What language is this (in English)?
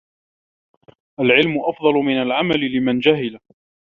Arabic